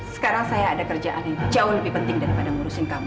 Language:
Indonesian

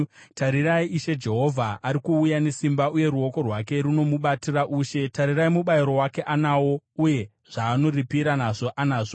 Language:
Shona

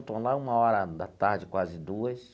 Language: Portuguese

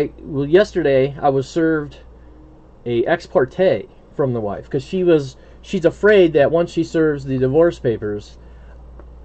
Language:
English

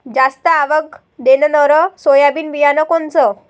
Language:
Marathi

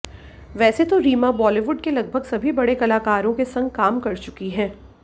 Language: Hindi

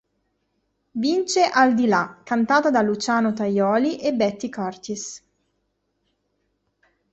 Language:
Italian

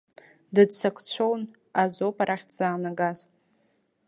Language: Abkhazian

